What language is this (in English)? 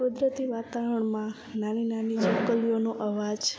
Gujarati